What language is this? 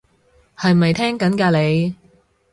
Cantonese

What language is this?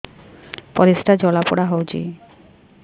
Odia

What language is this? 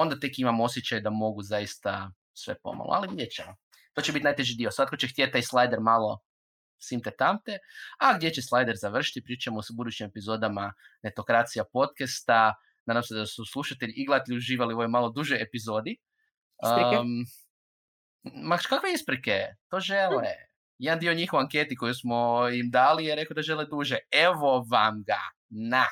Croatian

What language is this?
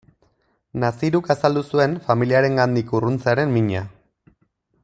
Basque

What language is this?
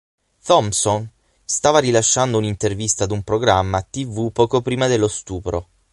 Italian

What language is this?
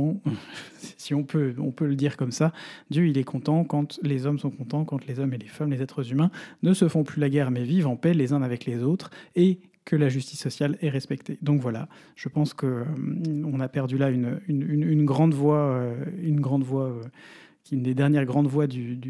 French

